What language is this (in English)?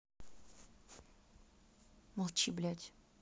Russian